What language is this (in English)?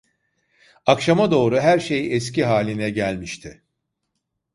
Turkish